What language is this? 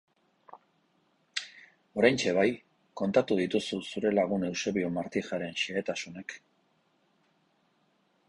Basque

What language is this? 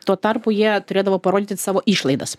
Lithuanian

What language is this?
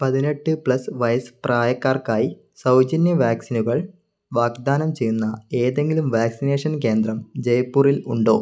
Malayalam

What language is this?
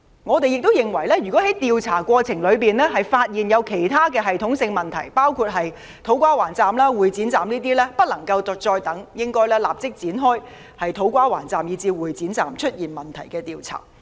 Cantonese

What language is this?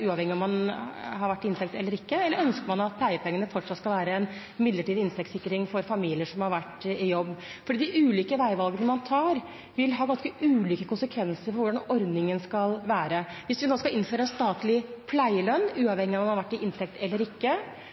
Norwegian Bokmål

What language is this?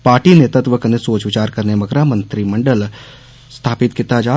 Dogri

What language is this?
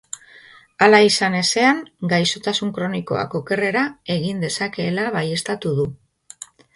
Basque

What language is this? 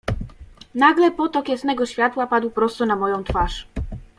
Polish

